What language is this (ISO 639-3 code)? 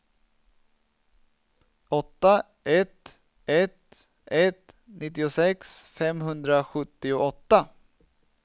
swe